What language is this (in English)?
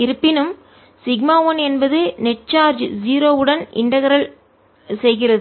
Tamil